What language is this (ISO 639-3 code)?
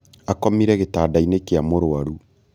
kik